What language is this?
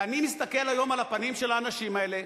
Hebrew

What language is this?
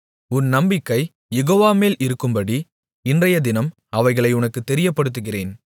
Tamil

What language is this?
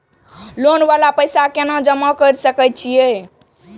Maithili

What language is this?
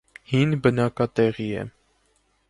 Armenian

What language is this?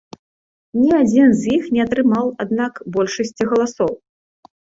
Belarusian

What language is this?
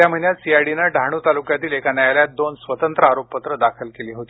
Marathi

